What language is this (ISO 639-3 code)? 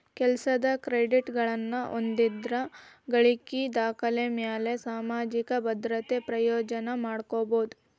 kan